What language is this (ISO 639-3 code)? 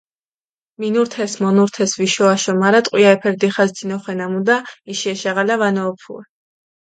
xmf